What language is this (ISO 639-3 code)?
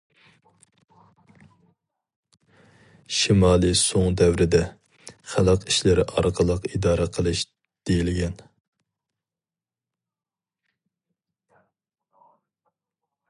uig